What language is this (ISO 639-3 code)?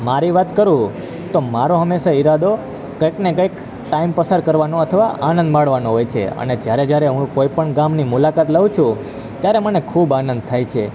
guj